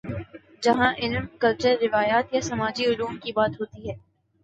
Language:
Urdu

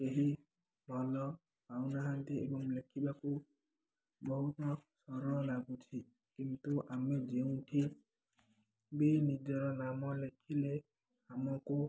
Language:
Odia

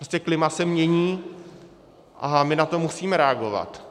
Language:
Czech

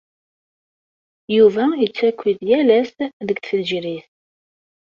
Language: Kabyle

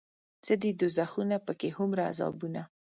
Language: Pashto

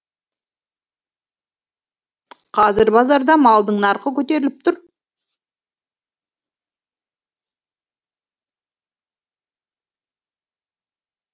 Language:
Kazakh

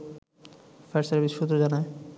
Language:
Bangla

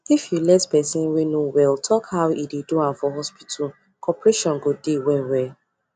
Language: Nigerian Pidgin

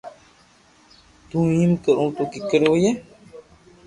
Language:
Loarki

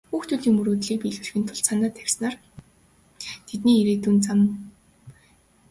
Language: Mongolian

